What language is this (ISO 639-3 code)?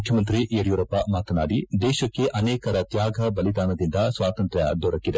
kan